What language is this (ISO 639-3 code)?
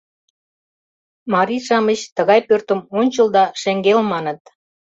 chm